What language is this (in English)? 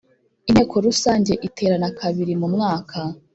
Kinyarwanda